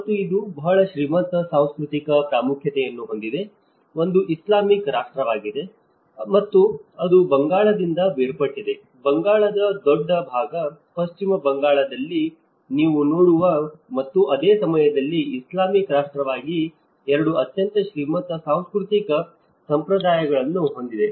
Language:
Kannada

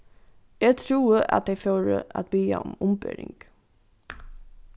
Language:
Faroese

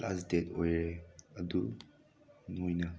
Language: Manipuri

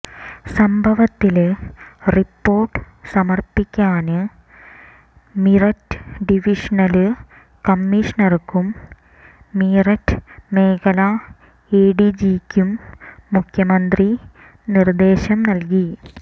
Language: Malayalam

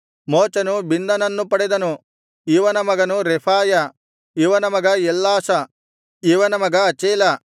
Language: Kannada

